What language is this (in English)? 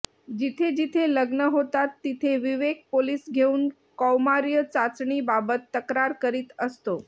Marathi